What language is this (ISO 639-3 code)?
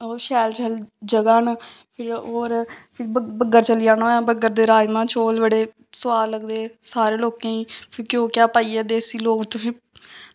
doi